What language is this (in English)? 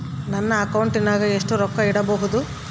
Kannada